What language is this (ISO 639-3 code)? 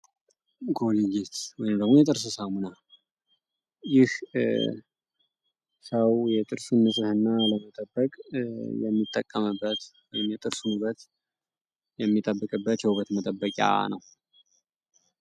amh